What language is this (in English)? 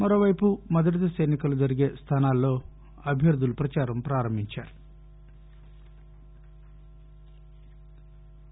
Telugu